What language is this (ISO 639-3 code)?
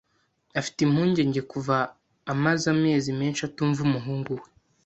kin